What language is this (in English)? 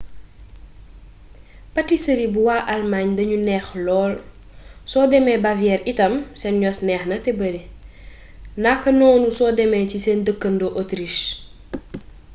Wolof